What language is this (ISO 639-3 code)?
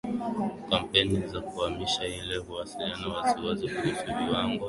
swa